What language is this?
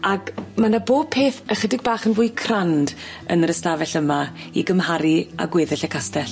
Welsh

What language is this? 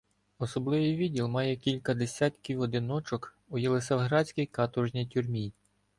Ukrainian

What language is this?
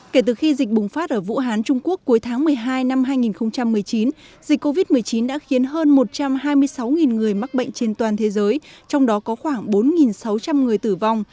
Vietnamese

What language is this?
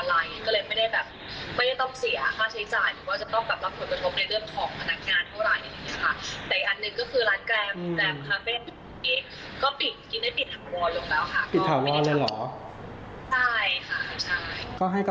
Thai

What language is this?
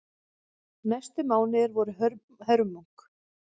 Icelandic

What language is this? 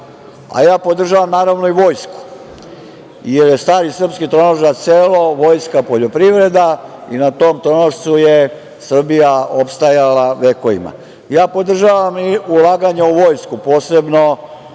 Serbian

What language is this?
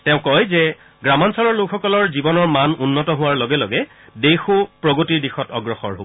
Assamese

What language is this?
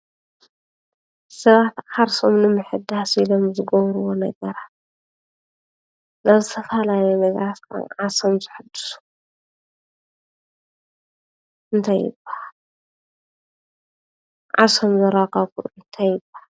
Tigrinya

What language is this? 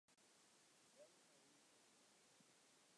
Western Frisian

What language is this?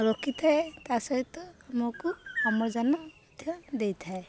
Odia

